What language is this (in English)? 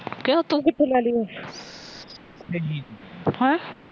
Punjabi